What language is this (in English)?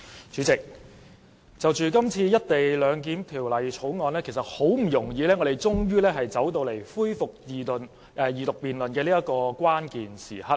Cantonese